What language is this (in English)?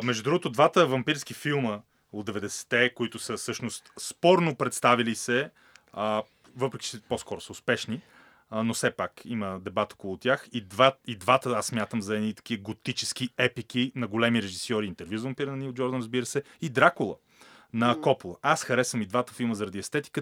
Bulgarian